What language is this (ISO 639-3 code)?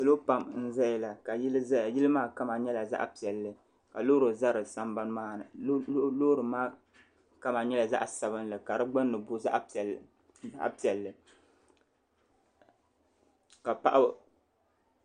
dag